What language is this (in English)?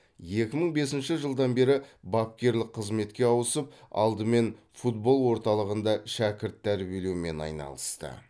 Kazakh